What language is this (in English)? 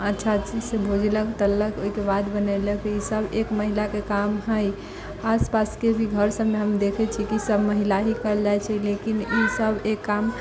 Maithili